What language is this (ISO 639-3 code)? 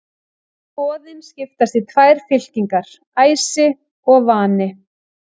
isl